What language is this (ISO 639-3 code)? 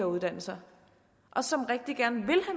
dan